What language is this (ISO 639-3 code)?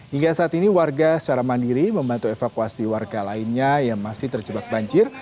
ind